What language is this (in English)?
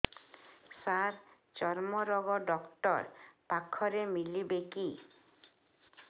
Odia